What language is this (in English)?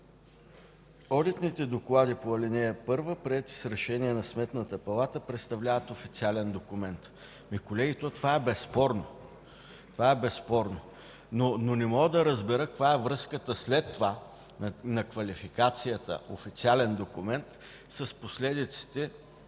Bulgarian